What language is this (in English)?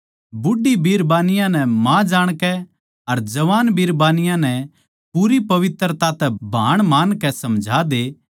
Haryanvi